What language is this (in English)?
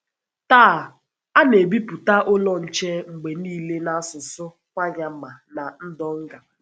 Igbo